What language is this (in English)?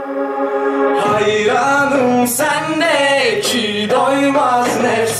Turkish